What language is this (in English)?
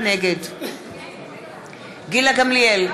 Hebrew